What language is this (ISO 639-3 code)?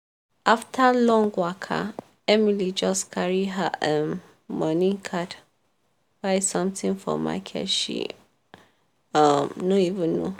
pcm